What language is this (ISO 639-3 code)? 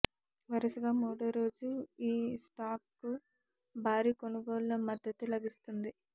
tel